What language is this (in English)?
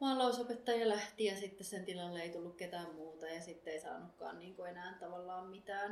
Finnish